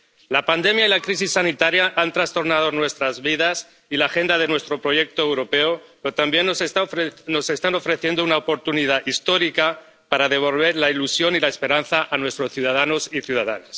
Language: Spanish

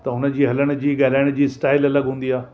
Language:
Sindhi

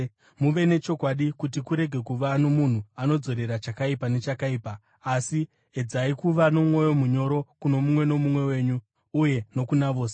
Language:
Shona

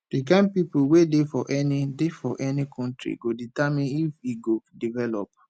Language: Nigerian Pidgin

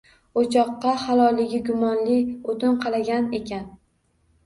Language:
Uzbek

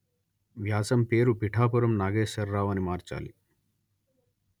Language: Telugu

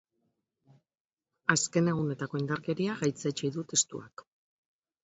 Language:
Basque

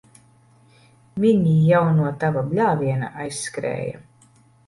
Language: Latvian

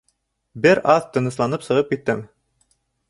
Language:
Bashkir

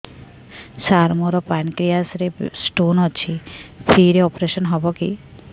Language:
Odia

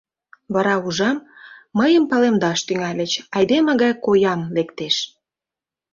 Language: Mari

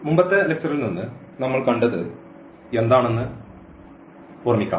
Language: Malayalam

